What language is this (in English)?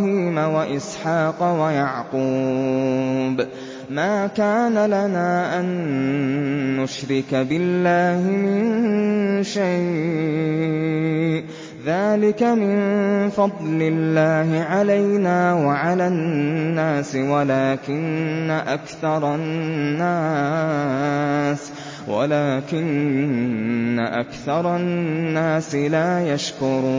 Arabic